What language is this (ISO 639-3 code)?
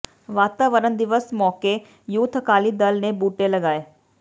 pan